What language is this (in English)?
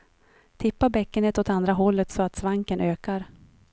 Swedish